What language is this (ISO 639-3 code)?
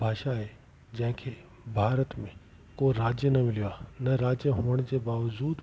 snd